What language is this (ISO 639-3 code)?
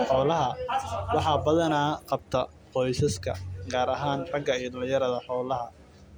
som